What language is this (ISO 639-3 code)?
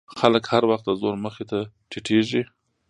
pus